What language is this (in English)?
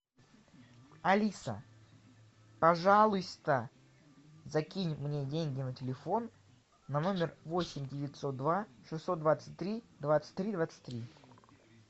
Russian